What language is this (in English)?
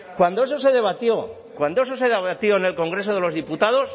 Spanish